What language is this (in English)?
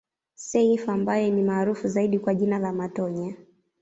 Swahili